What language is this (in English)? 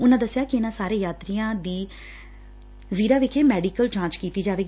Punjabi